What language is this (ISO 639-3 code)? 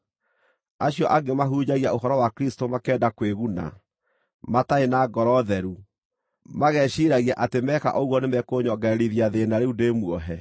kik